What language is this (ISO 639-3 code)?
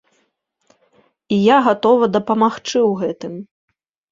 bel